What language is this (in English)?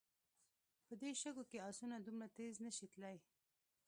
Pashto